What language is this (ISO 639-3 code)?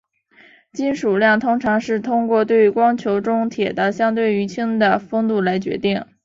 zho